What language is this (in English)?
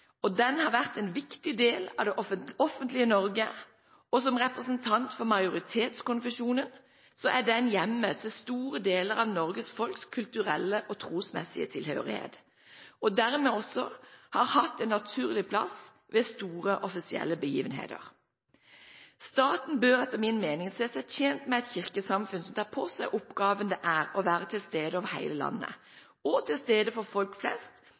Norwegian Bokmål